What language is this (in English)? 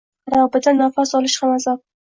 Uzbek